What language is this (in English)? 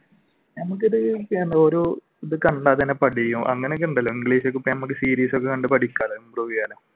Malayalam